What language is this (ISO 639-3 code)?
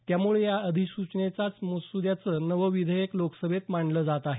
mar